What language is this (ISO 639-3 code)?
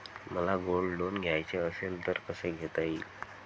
mar